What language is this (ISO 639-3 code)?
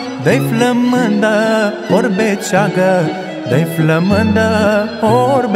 ron